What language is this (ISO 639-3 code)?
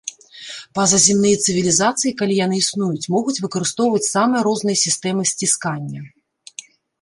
bel